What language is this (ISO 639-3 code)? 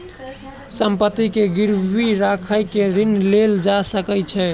mai